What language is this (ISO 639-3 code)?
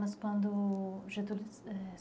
por